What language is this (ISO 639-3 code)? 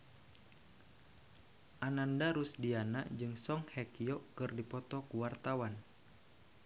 sun